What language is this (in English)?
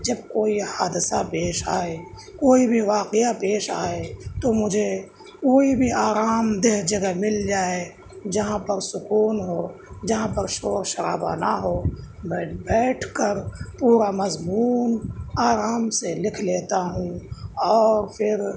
Urdu